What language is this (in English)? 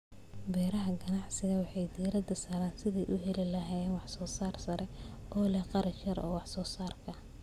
Somali